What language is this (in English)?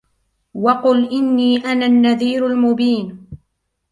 Arabic